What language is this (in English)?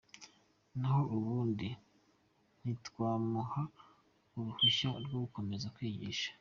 Kinyarwanda